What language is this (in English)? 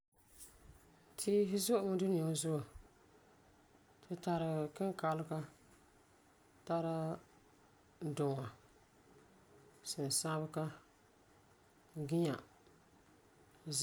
Frafra